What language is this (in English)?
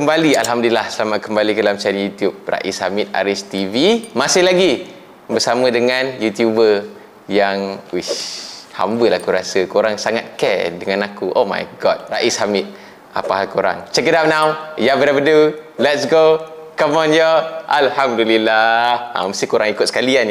Malay